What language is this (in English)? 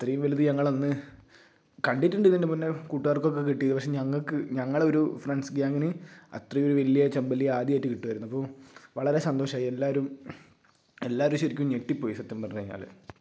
Malayalam